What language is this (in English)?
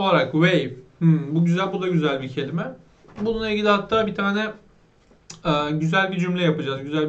Turkish